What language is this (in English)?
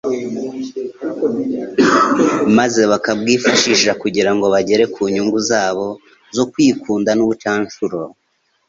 Kinyarwanda